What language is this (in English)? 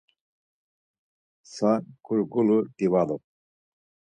Laz